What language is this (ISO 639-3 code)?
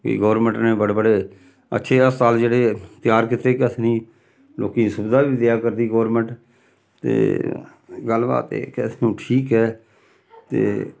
doi